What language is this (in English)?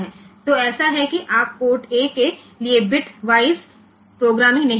Hindi